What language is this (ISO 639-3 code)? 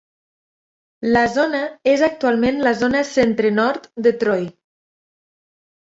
cat